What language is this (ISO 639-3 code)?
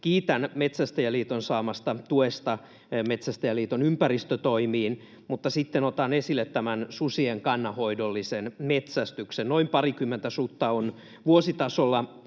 fin